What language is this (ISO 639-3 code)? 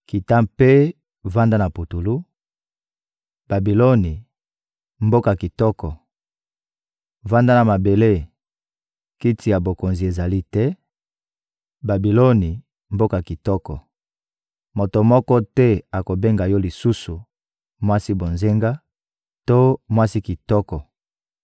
lin